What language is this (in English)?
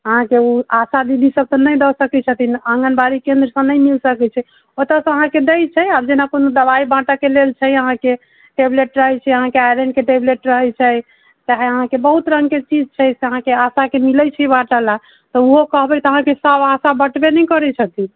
Maithili